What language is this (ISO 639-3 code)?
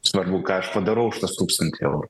lit